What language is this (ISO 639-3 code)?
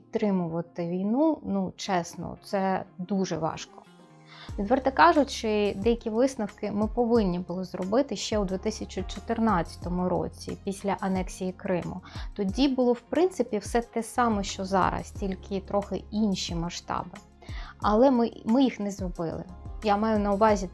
ukr